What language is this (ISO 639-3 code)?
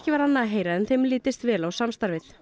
isl